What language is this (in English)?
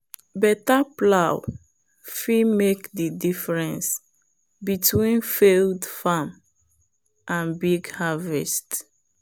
Nigerian Pidgin